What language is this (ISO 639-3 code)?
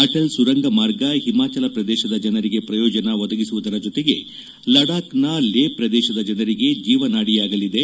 kan